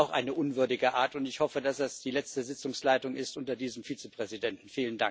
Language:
German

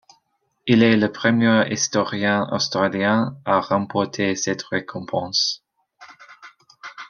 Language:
French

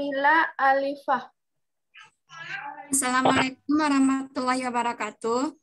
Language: Indonesian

